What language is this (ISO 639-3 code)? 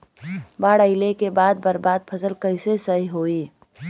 bho